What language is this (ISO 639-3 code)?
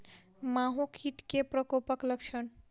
mai